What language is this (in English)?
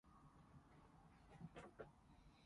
Cantonese